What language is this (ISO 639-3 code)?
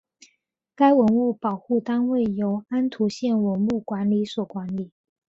zho